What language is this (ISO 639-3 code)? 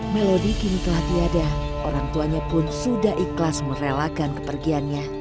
ind